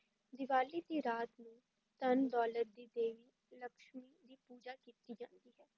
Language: Punjabi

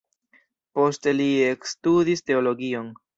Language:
Esperanto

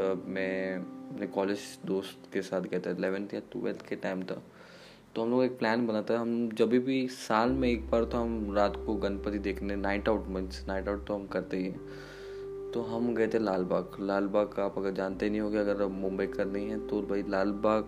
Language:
Hindi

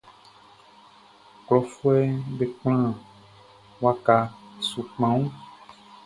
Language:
Baoulé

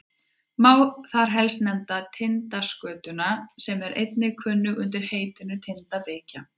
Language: Icelandic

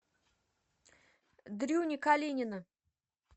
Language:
Russian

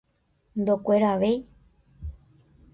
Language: Guarani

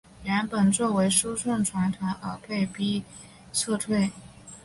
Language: Chinese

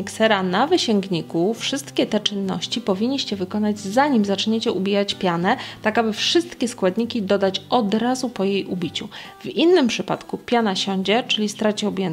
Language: Polish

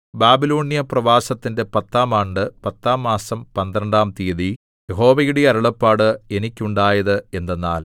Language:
Malayalam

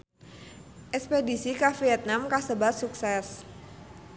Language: Sundanese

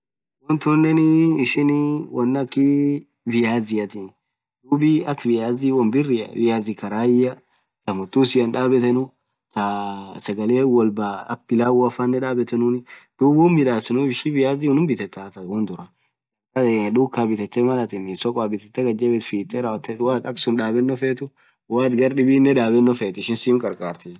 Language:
Orma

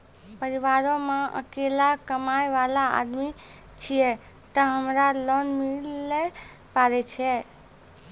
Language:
Maithili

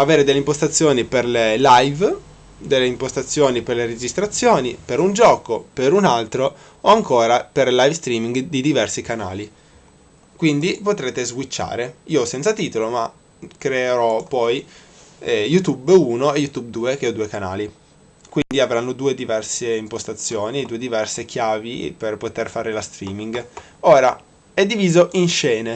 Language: Italian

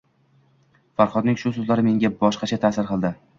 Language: Uzbek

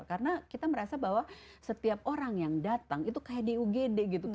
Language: Indonesian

